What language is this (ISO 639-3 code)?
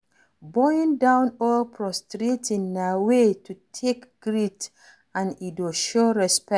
pcm